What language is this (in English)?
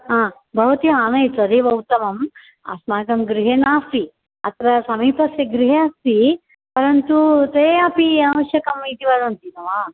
Sanskrit